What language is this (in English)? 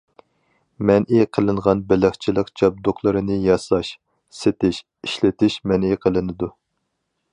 Uyghur